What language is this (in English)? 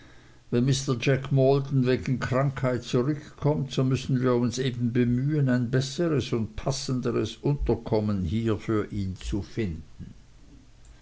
German